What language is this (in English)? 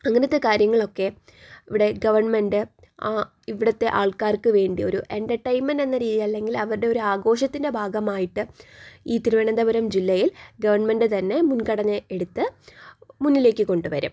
Malayalam